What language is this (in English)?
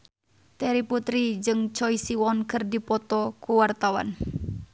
Sundanese